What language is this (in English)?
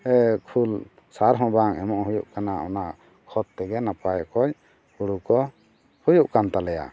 Santali